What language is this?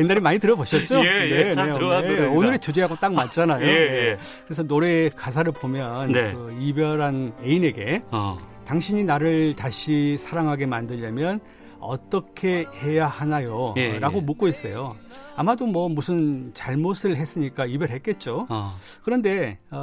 Korean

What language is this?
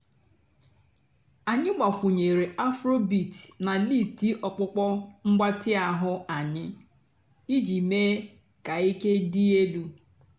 Igbo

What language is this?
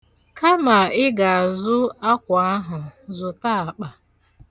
Igbo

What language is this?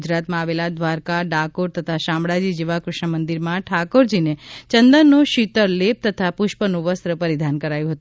Gujarati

